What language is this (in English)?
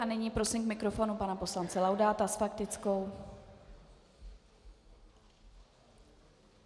Czech